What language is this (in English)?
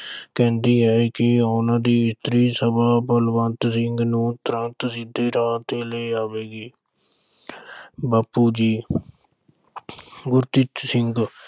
Punjabi